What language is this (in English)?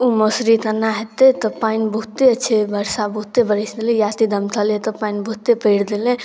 Maithili